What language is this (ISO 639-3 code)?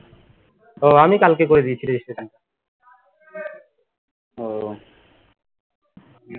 ben